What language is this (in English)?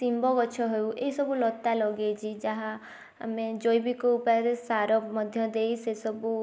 Odia